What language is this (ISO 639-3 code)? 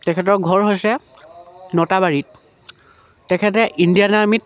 asm